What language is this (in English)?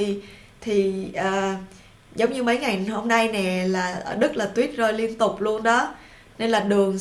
Vietnamese